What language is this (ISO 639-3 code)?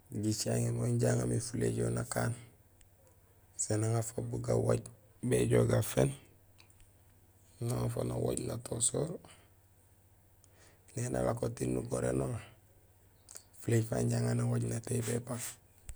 gsl